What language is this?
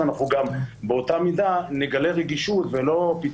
Hebrew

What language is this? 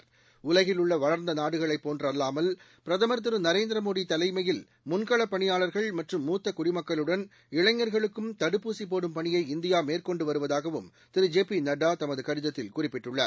Tamil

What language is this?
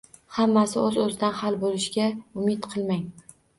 Uzbek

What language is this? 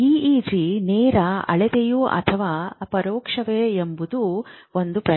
Kannada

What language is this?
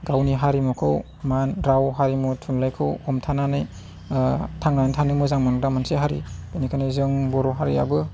Bodo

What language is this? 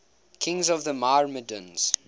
English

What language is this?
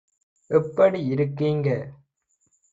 Tamil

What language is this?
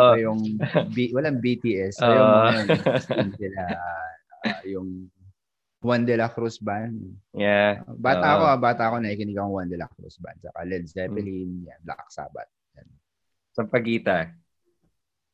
Filipino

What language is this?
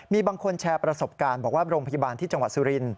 Thai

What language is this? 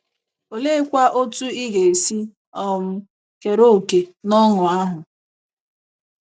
Igbo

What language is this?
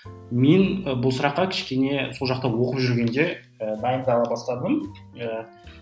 Kazakh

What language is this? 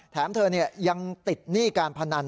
Thai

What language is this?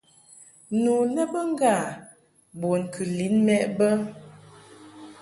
Mungaka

